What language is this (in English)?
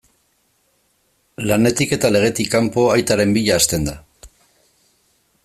Basque